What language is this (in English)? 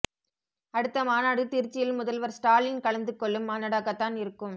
Tamil